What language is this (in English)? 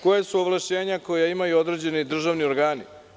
Serbian